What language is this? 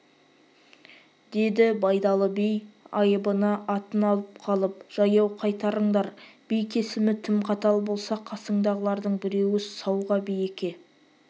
Kazakh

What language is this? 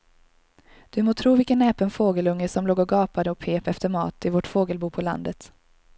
Swedish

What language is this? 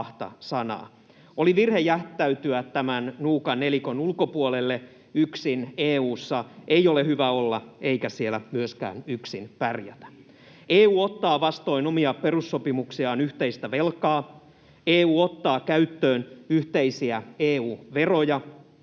Finnish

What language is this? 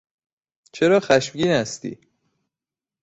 Persian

